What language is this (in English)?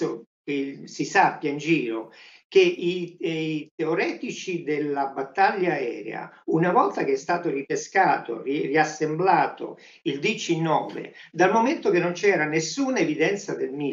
Italian